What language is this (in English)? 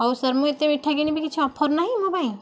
Odia